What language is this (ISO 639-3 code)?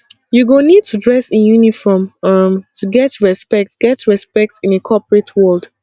pcm